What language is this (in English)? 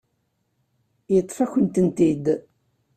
Kabyle